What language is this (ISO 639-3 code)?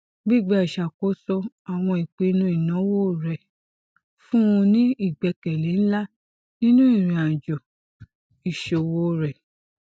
yor